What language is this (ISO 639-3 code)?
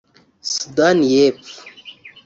kin